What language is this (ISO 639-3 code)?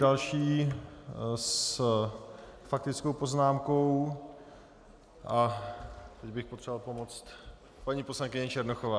ces